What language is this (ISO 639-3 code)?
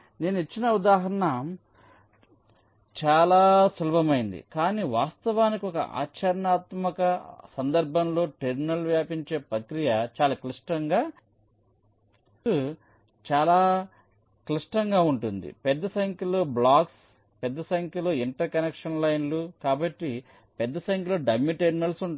tel